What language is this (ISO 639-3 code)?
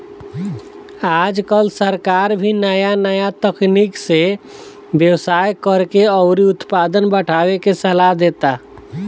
bho